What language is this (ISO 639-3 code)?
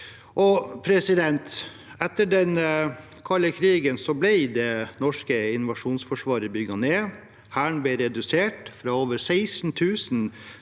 nor